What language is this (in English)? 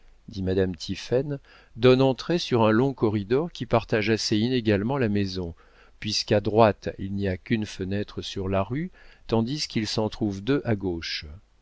French